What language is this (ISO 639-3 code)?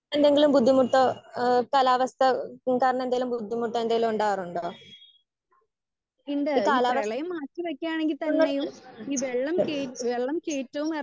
mal